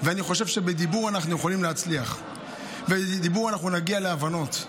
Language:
Hebrew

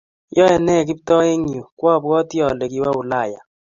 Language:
Kalenjin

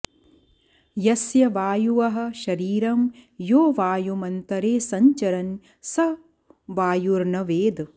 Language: Sanskrit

